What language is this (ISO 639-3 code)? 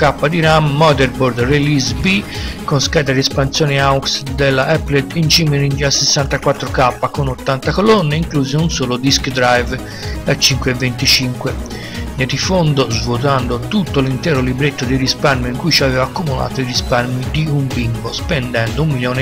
ita